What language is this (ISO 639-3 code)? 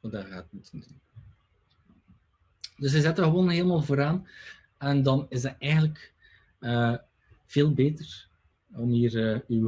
nld